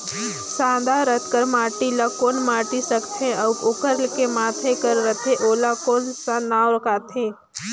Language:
Chhattisgarhi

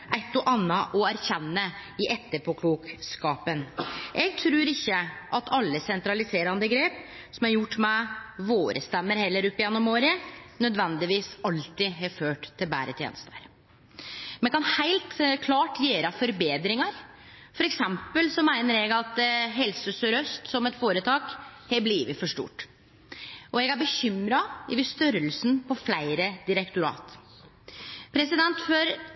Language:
Norwegian Nynorsk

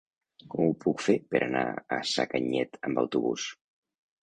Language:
Catalan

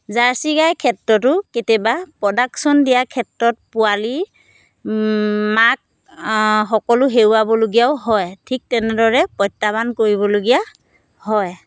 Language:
Assamese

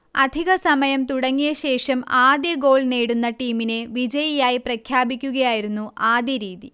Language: Malayalam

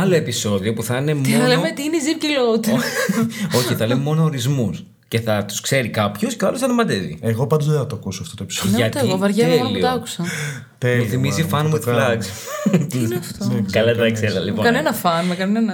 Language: Greek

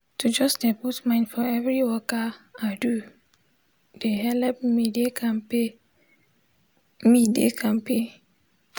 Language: Nigerian Pidgin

